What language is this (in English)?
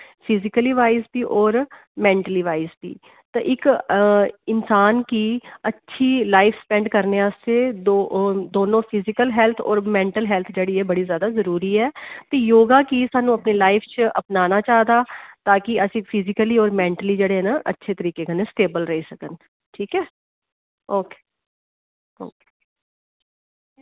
Dogri